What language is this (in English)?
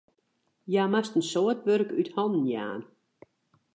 Western Frisian